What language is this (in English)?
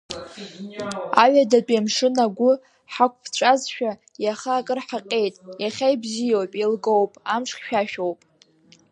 Abkhazian